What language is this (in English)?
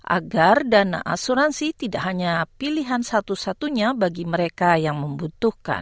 Indonesian